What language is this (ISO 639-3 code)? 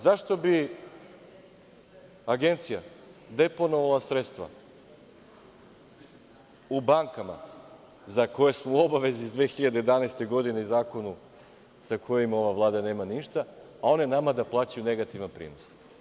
srp